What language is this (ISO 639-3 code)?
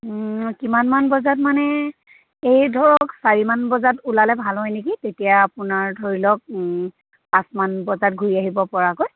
asm